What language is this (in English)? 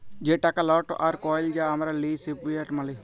Bangla